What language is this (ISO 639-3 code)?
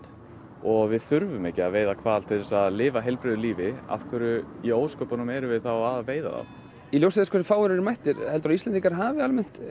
isl